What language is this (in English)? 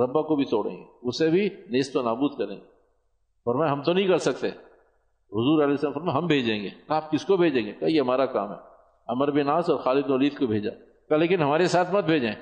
Urdu